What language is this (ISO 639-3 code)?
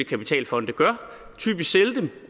dan